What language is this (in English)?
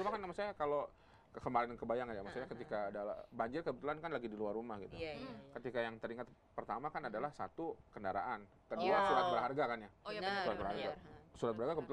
Indonesian